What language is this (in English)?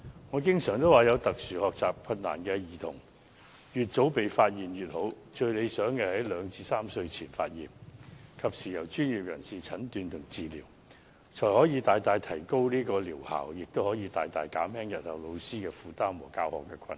Cantonese